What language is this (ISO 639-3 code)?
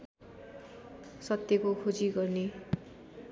nep